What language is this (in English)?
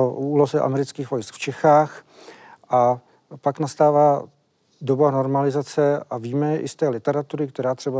Czech